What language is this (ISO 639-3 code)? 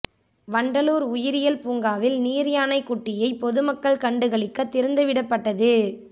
tam